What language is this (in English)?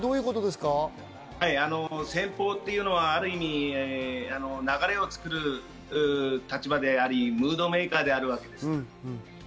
Japanese